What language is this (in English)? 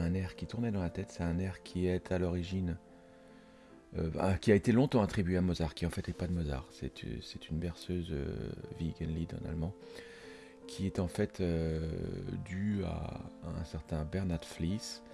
French